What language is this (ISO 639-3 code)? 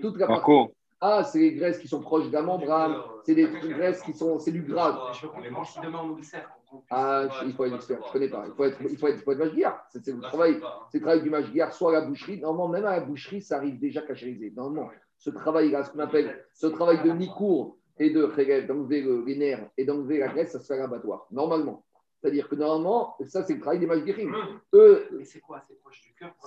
fra